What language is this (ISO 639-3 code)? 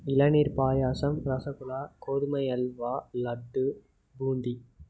tam